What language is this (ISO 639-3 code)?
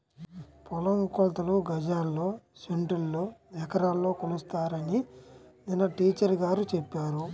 tel